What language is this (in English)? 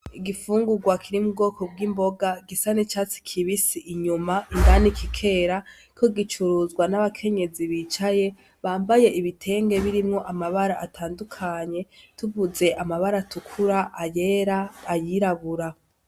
Rundi